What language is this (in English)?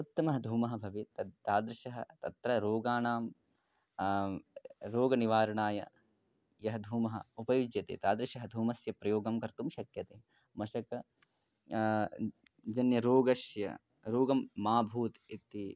Sanskrit